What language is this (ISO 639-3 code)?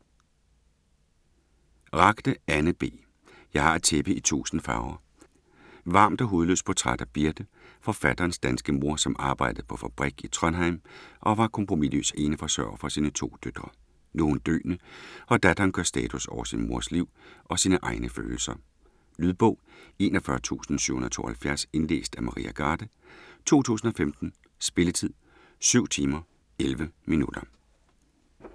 dan